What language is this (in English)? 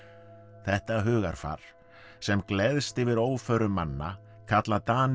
Icelandic